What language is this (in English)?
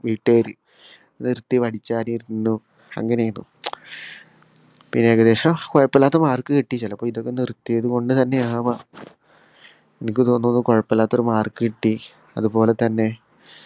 Malayalam